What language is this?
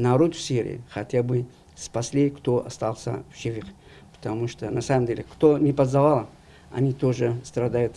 Russian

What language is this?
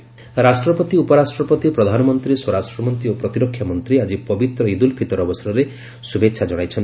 Odia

